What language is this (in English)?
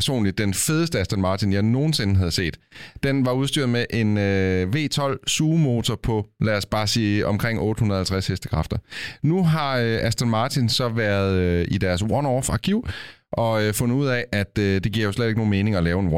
Danish